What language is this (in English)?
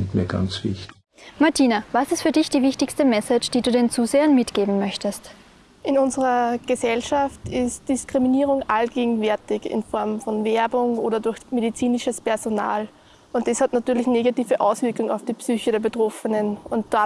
German